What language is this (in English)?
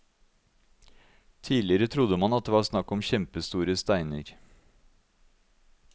Norwegian